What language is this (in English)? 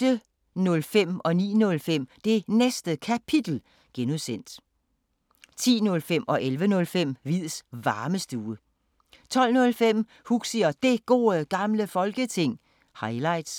Danish